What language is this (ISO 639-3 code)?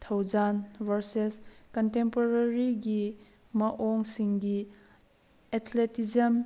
mni